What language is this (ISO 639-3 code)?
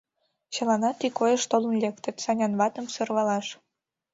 chm